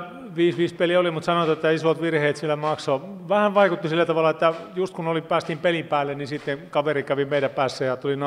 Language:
Finnish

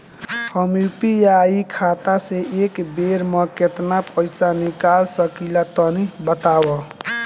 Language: Bhojpuri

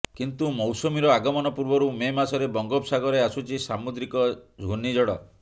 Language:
Odia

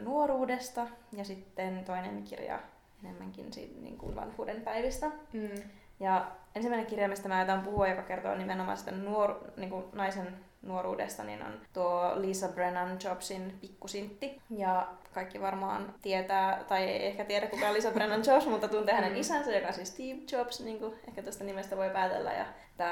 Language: Finnish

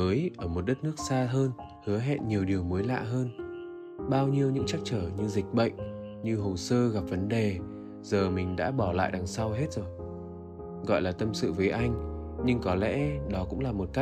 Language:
Vietnamese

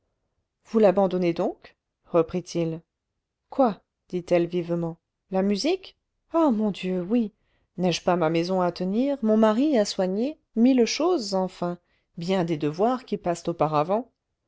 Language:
French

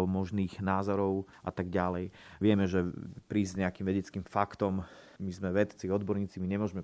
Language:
Slovak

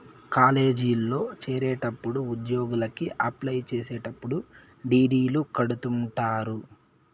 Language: Telugu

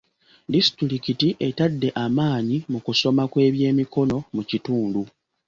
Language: Ganda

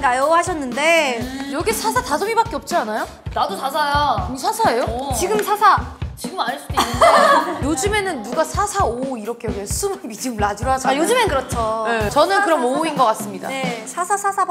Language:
Korean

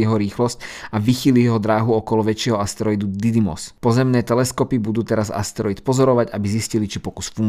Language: Slovak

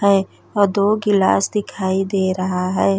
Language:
Bhojpuri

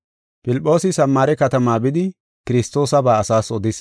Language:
Gofa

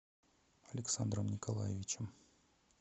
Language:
Russian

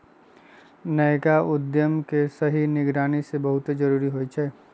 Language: Magahi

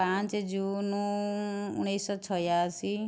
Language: Odia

